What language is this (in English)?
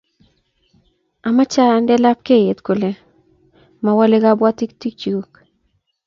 Kalenjin